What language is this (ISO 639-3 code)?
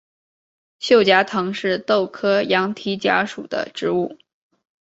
zho